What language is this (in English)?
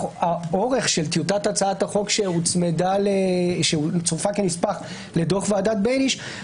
Hebrew